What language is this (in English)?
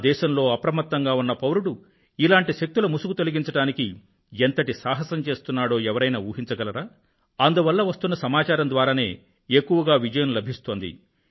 Telugu